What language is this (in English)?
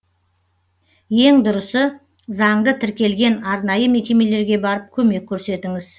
Kazakh